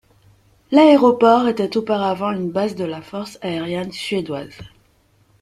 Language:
French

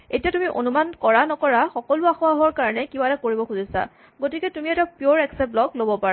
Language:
Assamese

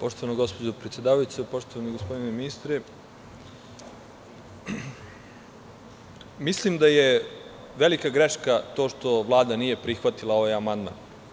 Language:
Serbian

